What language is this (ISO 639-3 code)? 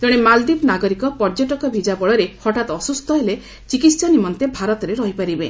ori